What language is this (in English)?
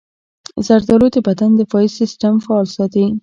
Pashto